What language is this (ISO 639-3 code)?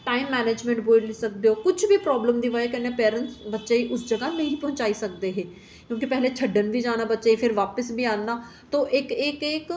doi